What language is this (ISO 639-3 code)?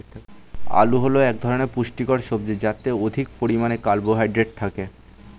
ben